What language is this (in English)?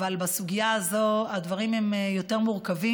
Hebrew